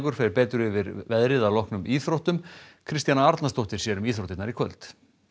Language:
Icelandic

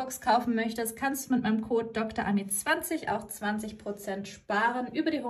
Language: German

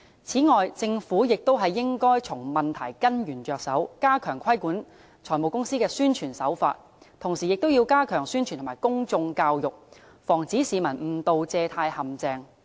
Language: Cantonese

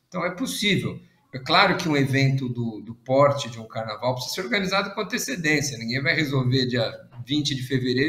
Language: Portuguese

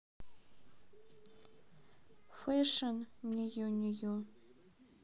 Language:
Russian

